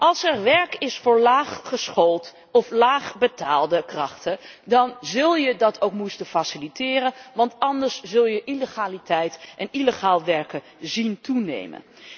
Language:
Dutch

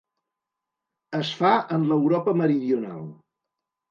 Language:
Catalan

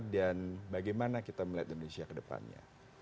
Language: Indonesian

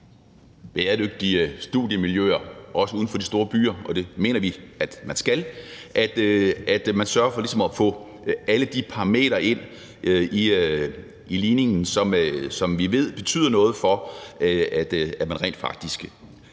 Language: Danish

